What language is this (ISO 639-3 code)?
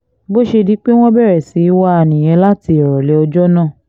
yor